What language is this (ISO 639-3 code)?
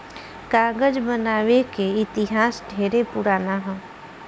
bho